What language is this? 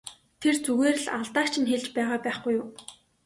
Mongolian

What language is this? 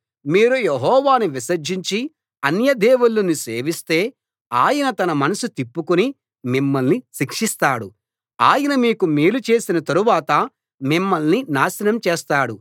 Telugu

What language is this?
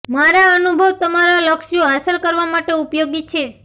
Gujarati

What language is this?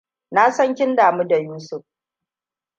Hausa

